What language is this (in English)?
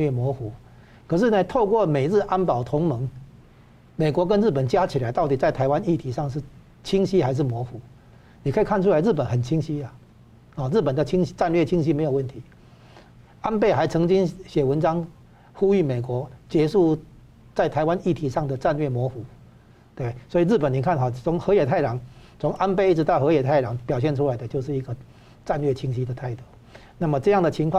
Chinese